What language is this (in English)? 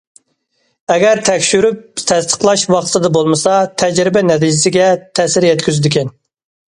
Uyghur